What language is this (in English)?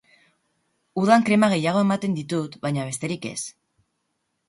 Basque